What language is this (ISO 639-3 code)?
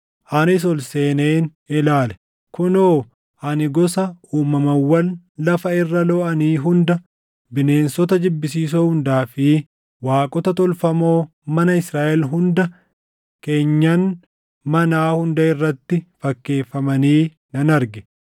orm